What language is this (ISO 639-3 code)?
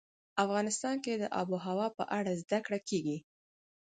pus